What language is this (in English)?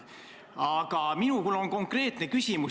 Estonian